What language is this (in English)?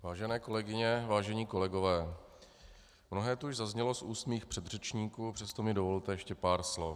Czech